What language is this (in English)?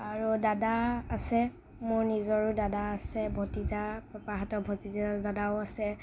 Assamese